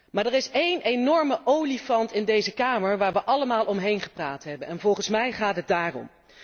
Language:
Dutch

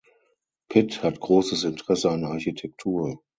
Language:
German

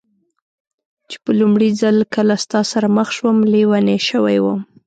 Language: Pashto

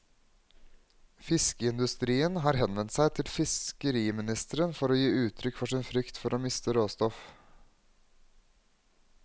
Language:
Norwegian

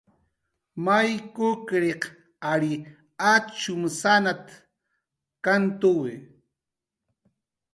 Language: Jaqaru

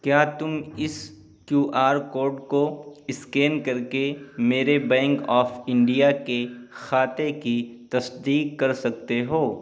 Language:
Urdu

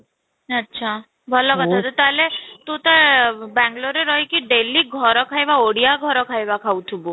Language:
Odia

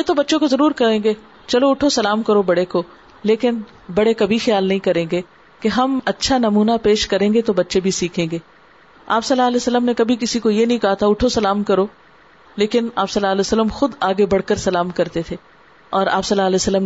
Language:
Urdu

